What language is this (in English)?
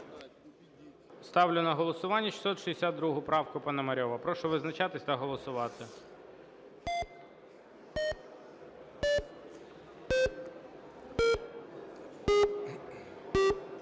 Ukrainian